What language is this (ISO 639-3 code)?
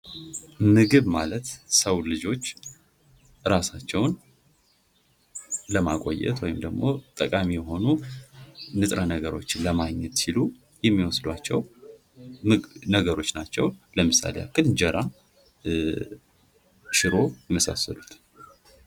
amh